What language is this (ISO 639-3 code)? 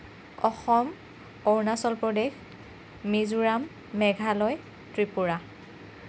asm